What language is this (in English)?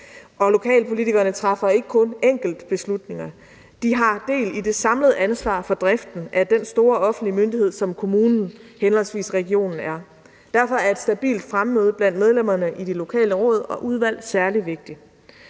Danish